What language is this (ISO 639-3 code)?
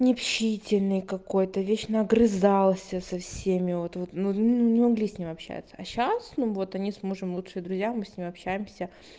rus